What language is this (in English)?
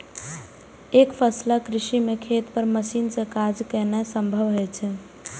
Maithili